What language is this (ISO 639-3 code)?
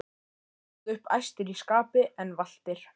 isl